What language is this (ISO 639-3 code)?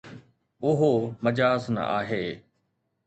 snd